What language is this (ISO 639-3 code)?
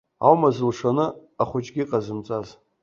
abk